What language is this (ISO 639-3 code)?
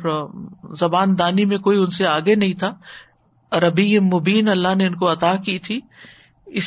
urd